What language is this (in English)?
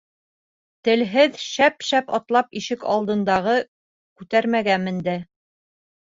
Bashkir